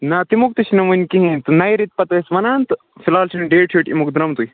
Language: Kashmiri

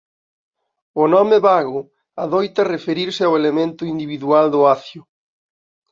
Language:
Galician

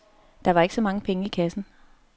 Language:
Danish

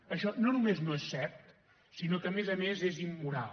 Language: Catalan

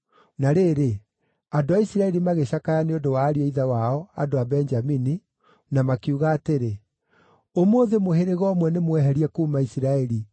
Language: Kikuyu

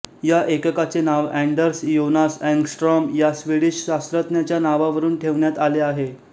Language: Marathi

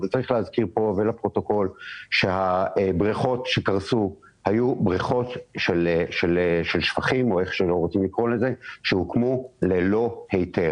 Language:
Hebrew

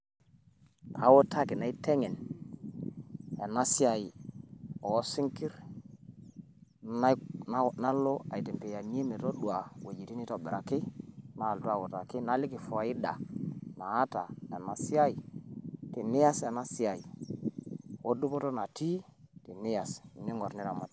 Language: Masai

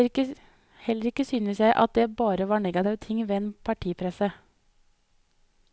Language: Norwegian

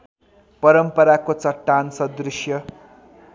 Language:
Nepali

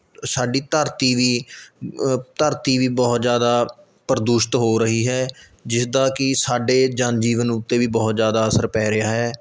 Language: Punjabi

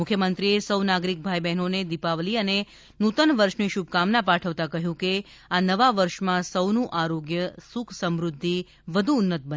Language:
Gujarati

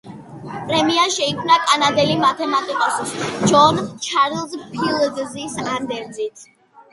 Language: Georgian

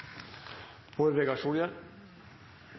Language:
Norwegian Nynorsk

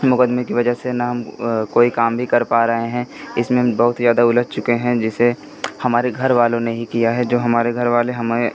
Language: Hindi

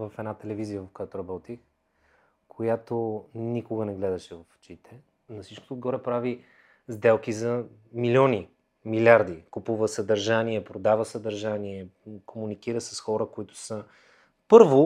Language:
Bulgarian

